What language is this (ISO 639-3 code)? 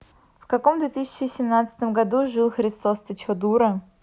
rus